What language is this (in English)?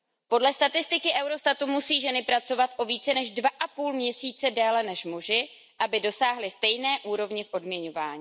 Czech